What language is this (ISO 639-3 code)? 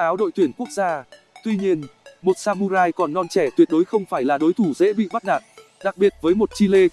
vie